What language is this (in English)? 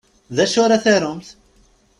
Kabyle